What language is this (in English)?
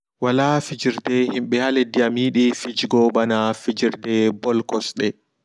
Fula